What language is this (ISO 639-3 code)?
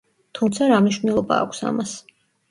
kat